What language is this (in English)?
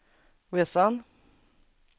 Swedish